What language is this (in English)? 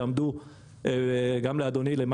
Hebrew